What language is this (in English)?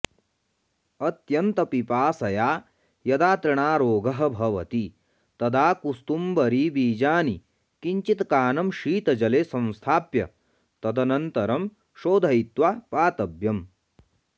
Sanskrit